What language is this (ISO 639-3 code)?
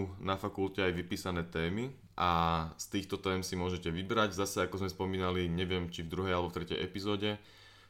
slk